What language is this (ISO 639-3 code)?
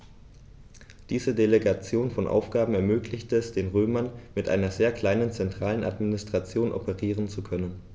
deu